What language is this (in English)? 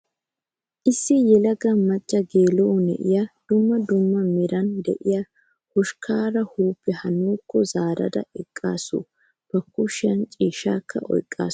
Wolaytta